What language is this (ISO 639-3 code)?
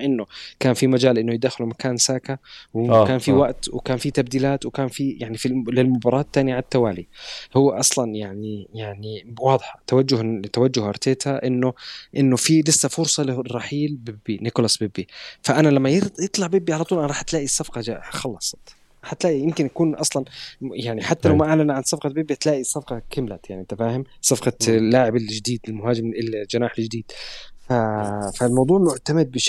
ara